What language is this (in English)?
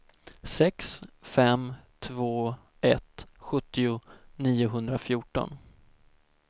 Swedish